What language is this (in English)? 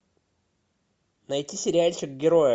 Russian